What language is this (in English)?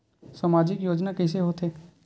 Chhattisgarhi